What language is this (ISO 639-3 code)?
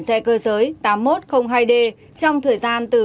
vie